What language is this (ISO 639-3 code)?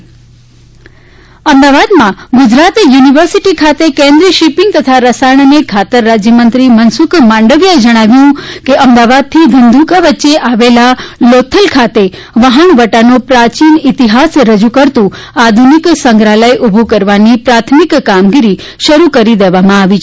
guj